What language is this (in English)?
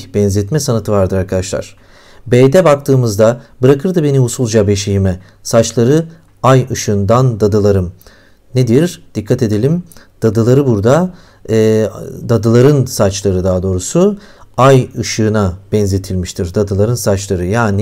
Turkish